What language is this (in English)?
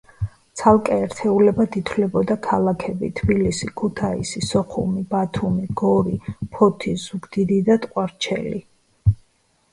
Georgian